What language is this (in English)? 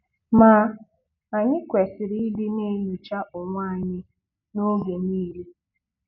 Igbo